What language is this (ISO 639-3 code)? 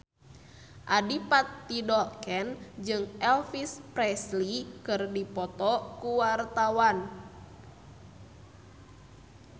sun